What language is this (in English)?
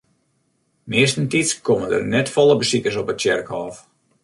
Western Frisian